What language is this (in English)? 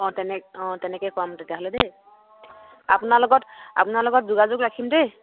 Assamese